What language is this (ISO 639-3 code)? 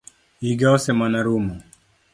luo